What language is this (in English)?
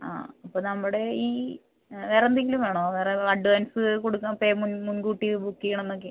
Malayalam